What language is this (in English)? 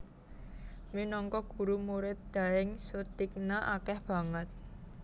Javanese